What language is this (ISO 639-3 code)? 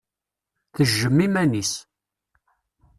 kab